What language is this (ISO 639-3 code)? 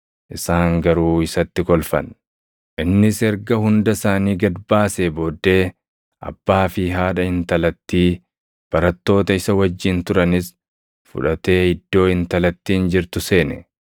orm